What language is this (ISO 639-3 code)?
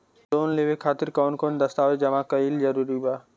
bho